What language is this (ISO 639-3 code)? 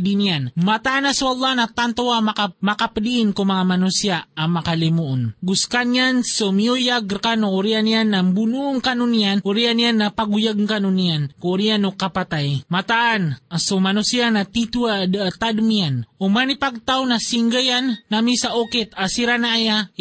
fil